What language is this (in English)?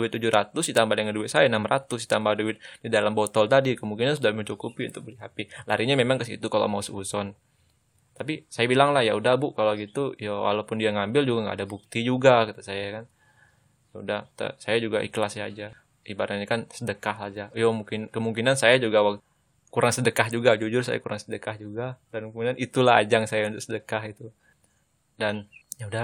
Indonesian